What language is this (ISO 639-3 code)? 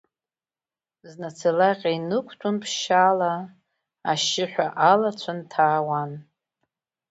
abk